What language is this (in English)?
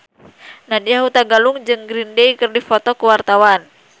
Sundanese